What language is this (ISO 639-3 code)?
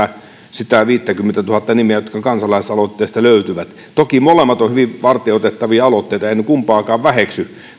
fin